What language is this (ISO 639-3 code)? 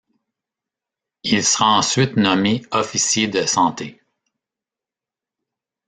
fra